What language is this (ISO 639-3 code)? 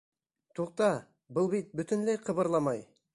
bak